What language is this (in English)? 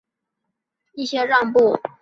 Chinese